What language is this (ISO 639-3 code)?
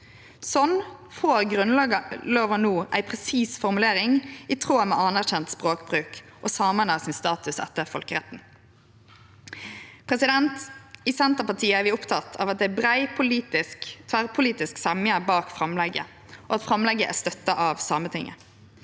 nor